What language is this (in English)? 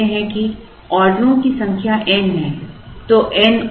Hindi